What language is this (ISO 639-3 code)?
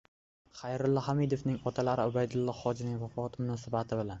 uzb